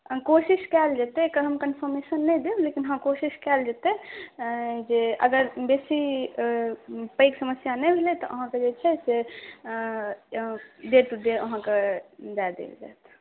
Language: Maithili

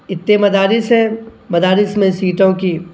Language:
Urdu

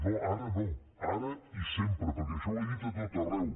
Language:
Catalan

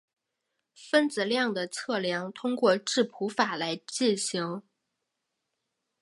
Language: Chinese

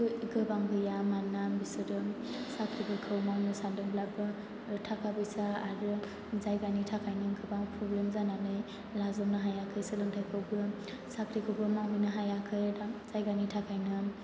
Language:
Bodo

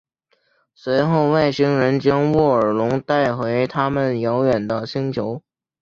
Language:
Chinese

